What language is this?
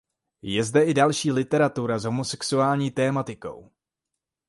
Czech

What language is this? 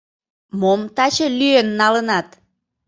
Mari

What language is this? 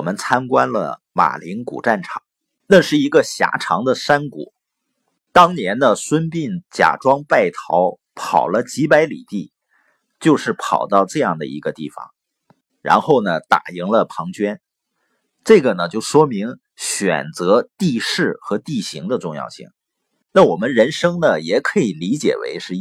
Chinese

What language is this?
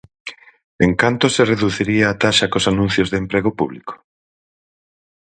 Galician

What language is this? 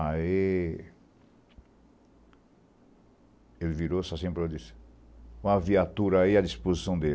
Portuguese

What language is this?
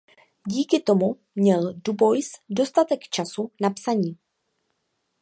Czech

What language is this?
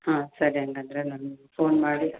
Kannada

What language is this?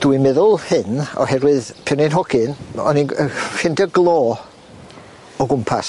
Welsh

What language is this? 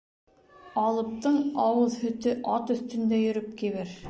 Bashkir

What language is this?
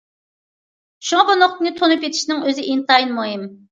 Uyghur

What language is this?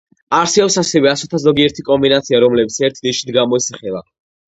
Georgian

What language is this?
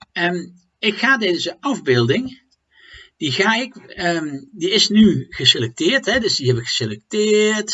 Dutch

